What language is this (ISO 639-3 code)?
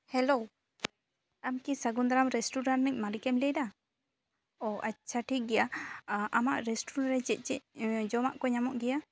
sat